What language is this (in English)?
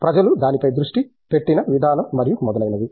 Telugu